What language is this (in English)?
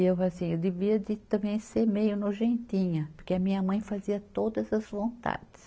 Portuguese